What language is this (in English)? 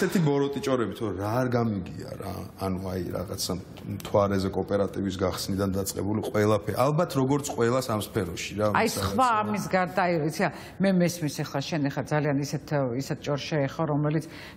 Romanian